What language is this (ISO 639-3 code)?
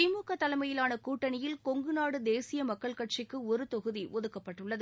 tam